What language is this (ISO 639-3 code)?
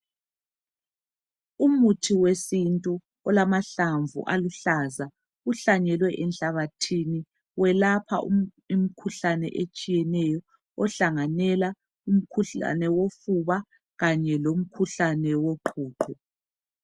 nde